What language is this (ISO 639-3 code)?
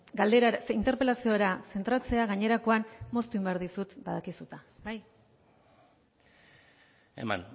eus